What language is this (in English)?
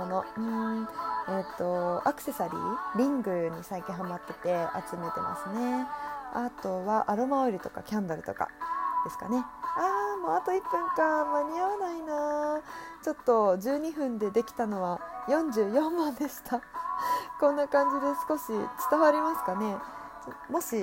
Japanese